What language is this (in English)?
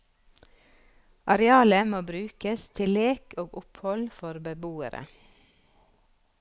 Norwegian